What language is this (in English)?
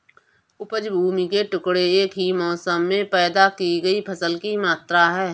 Hindi